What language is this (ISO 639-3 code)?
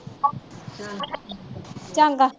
pan